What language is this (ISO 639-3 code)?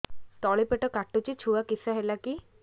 ori